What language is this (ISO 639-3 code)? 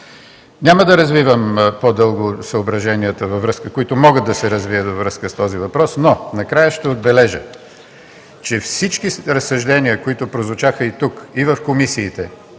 bul